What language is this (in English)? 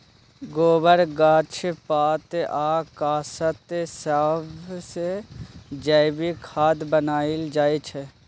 Maithili